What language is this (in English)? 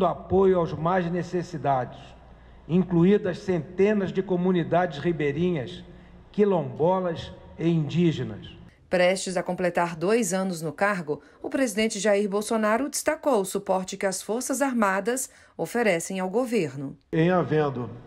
Portuguese